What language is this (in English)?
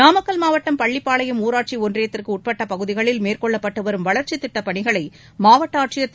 Tamil